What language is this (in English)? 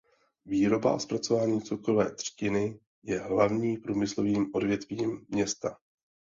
Czech